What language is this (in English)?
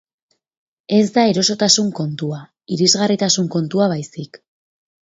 Basque